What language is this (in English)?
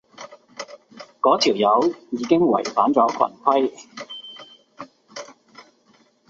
Cantonese